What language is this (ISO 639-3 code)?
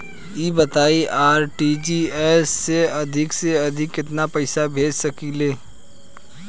bho